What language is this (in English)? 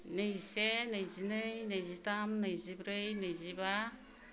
Bodo